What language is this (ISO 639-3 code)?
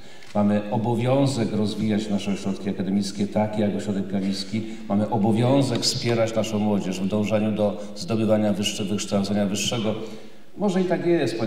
pol